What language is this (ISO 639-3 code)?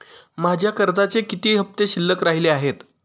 mar